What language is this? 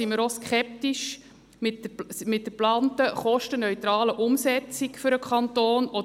Swiss German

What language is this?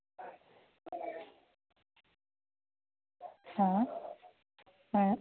Santali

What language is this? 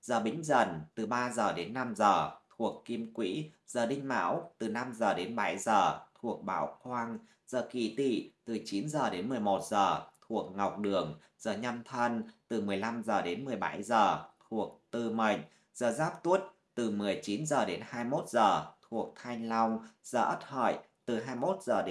Vietnamese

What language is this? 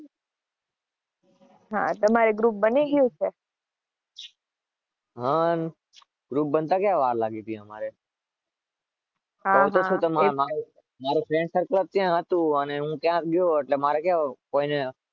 Gujarati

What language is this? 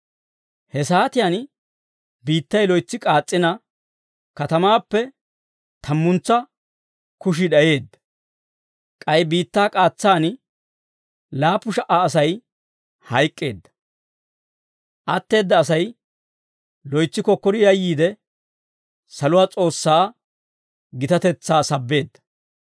Dawro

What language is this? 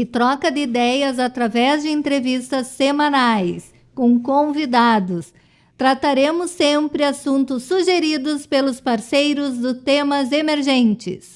Portuguese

